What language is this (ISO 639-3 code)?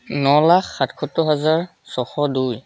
asm